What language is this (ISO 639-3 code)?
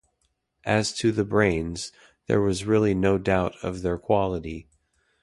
eng